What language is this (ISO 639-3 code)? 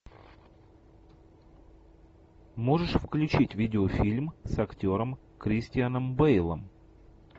rus